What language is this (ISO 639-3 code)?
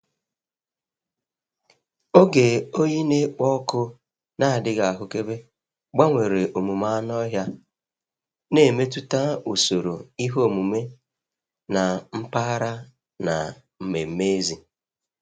ibo